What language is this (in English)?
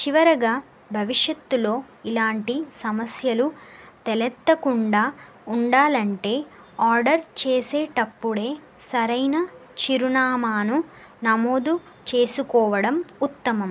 Telugu